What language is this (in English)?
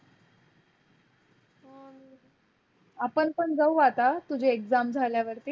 Marathi